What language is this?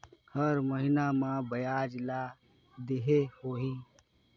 Chhattisgarhi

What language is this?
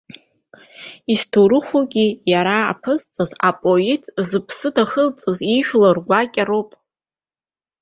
Abkhazian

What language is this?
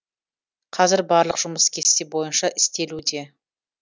Kazakh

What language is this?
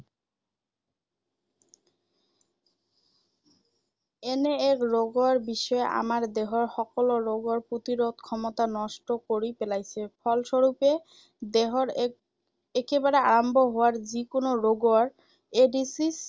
Assamese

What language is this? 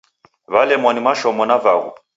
Taita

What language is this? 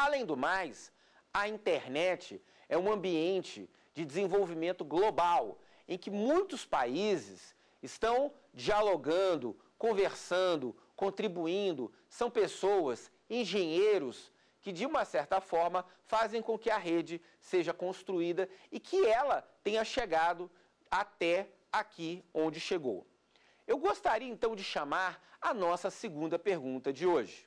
Portuguese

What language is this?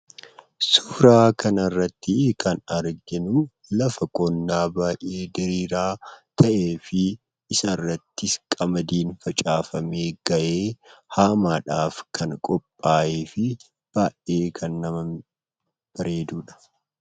Oromo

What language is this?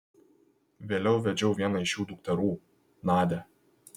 Lithuanian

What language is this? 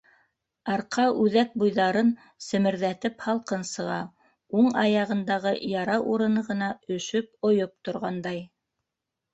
Bashkir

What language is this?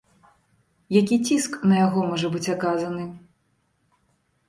Belarusian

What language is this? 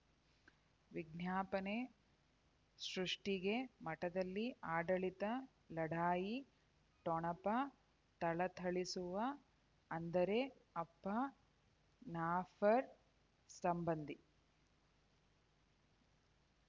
Kannada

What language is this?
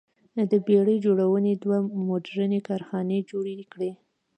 Pashto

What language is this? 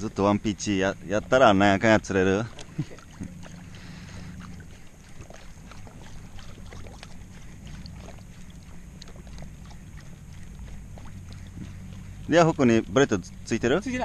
Japanese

